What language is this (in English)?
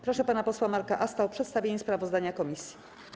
Polish